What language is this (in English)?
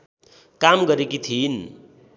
Nepali